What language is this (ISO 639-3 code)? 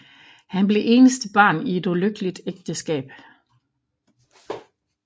dan